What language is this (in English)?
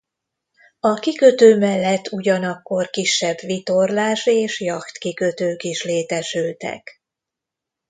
Hungarian